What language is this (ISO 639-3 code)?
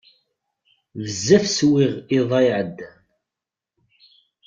kab